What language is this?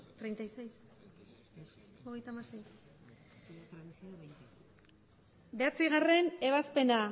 Basque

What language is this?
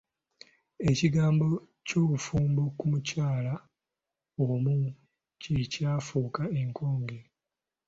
Ganda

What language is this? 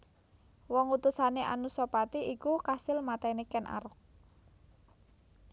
Javanese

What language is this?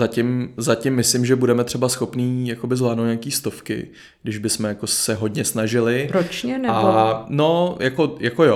Czech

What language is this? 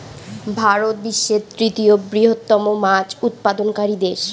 Bangla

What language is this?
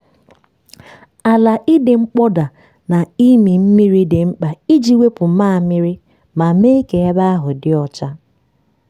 Igbo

